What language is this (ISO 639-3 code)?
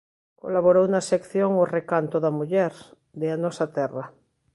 glg